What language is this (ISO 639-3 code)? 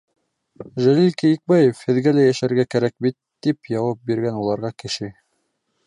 bak